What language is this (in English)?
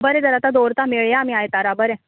Konkani